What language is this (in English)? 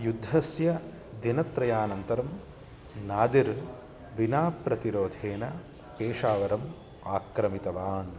Sanskrit